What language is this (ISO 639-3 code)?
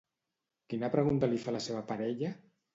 cat